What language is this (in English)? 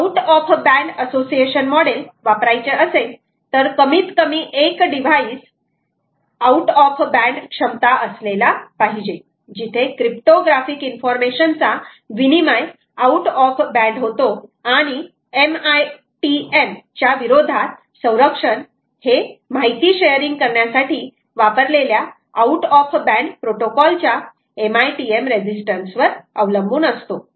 Marathi